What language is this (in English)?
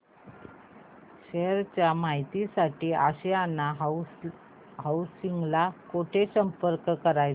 Marathi